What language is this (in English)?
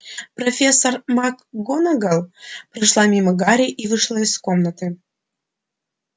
Russian